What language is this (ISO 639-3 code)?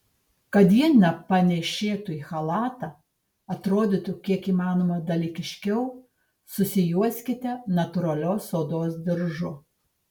lit